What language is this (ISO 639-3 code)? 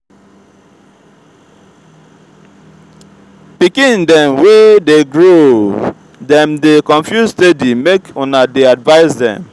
pcm